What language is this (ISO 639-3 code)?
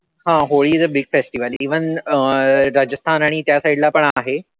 mar